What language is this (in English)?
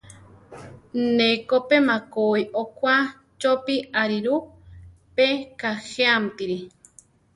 Central Tarahumara